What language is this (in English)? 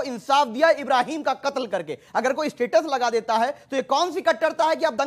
Hindi